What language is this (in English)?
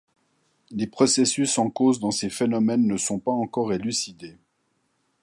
French